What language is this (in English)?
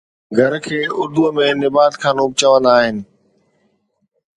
Sindhi